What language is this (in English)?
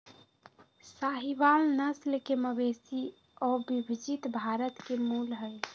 Magahi